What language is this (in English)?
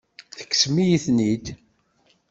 Kabyle